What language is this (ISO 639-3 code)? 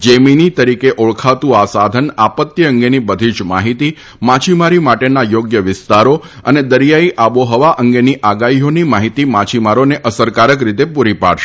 guj